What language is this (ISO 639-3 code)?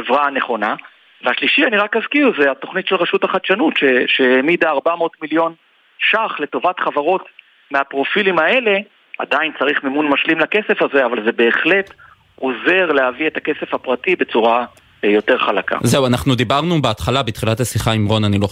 heb